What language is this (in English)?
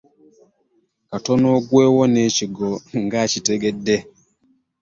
Ganda